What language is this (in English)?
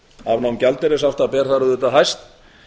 Icelandic